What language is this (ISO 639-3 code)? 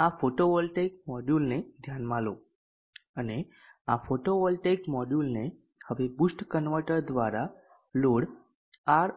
guj